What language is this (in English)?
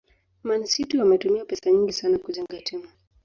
Swahili